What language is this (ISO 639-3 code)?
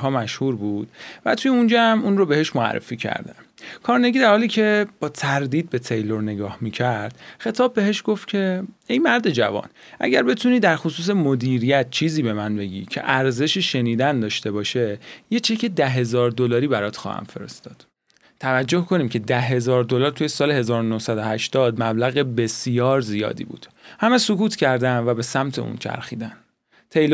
fas